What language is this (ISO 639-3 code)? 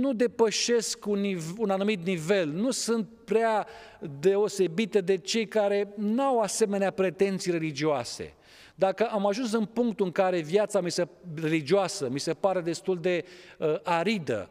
ron